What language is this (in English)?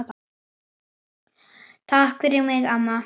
Icelandic